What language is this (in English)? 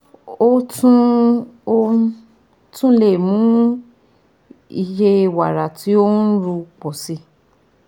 Yoruba